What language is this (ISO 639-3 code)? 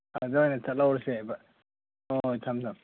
mni